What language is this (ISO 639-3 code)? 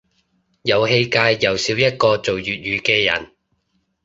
yue